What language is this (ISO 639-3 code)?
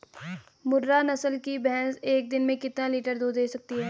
hin